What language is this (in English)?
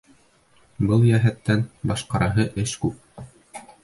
Bashkir